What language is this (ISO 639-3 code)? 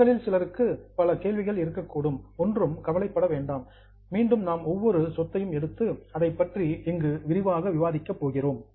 tam